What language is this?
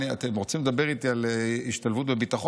Hebrew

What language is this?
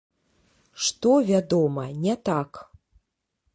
Belarusian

